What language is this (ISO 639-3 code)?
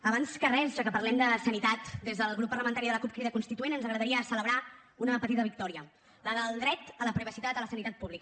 cat